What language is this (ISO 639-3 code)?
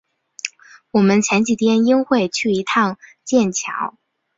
zho